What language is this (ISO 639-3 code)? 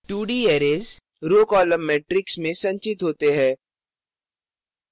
hin